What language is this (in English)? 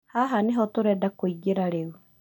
Kikuyu